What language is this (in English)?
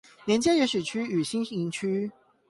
Chinese